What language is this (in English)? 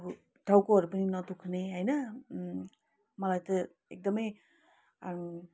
Nepali